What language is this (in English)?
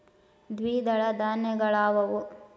Kannada